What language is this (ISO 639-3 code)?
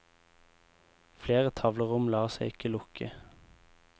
nor